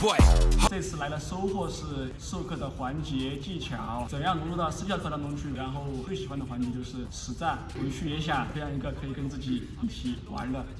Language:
Chinese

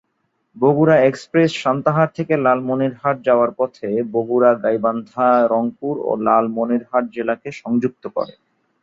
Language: Bangla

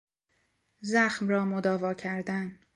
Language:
Persian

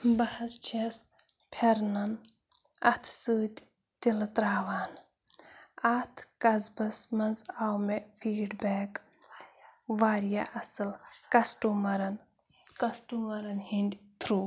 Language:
Kashmiri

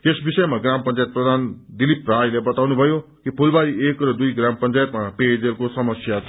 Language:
Nepali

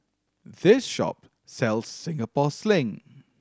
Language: English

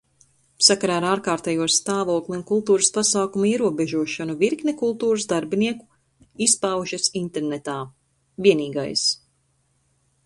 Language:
Latvian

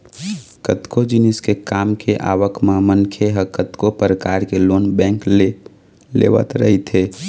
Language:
Chhattisgarhi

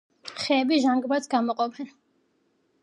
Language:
Georgian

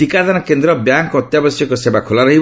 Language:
Odia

